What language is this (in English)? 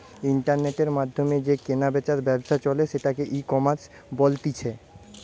Bangla